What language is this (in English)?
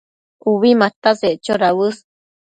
Matsés